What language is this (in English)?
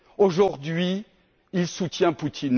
French